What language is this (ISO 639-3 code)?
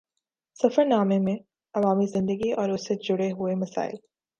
urd